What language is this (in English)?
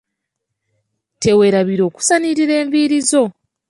Ganda